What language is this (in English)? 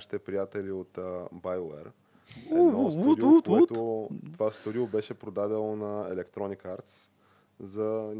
Bulgarian